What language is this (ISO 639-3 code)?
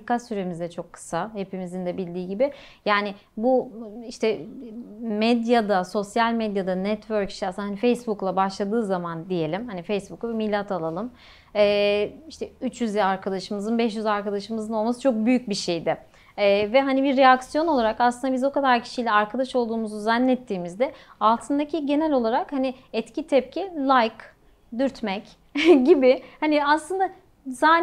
tur